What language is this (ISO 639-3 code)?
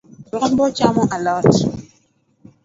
luo